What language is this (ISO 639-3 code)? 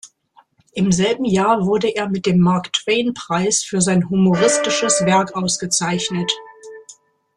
deu